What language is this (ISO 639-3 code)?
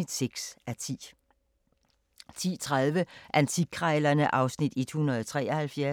dan